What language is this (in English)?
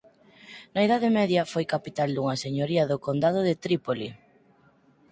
Galician